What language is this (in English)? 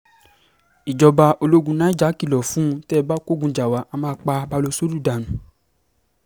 Yoruba